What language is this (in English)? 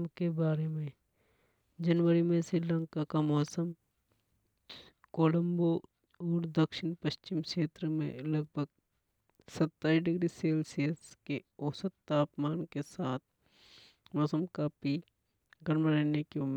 Hadothi